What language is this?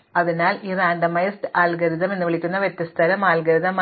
Malayalam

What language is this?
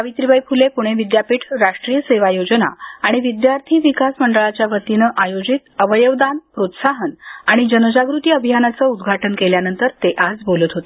Marathi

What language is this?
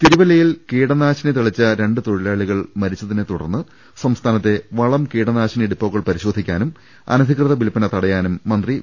Malayalam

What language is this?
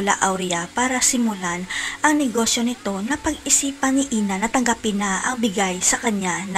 Filipino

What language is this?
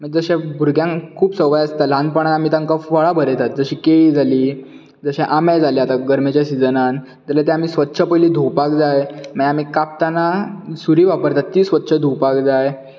Konkani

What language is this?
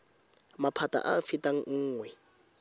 Tswana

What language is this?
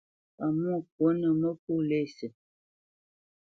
Bamenyam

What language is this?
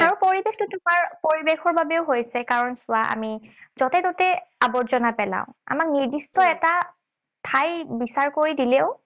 Assamese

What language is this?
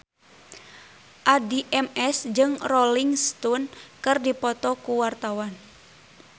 Sundanese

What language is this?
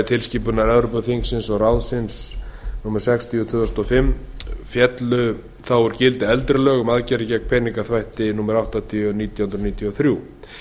Icelandic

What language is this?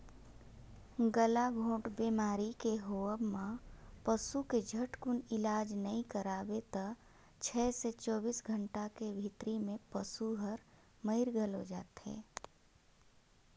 Chhattisgarhi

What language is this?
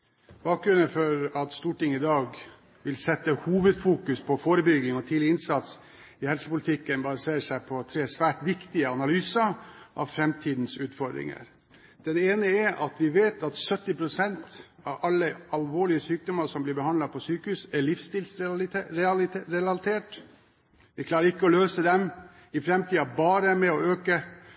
Norwegian Bokmål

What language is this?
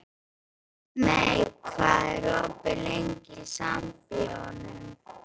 Icelandic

